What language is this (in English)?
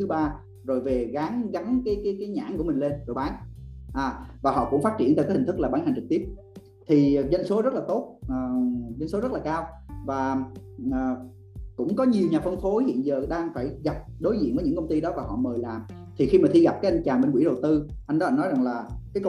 Vietnamese